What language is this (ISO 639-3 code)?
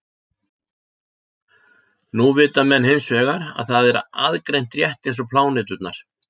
isl